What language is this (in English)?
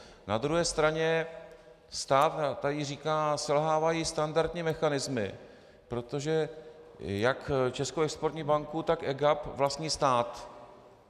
Czech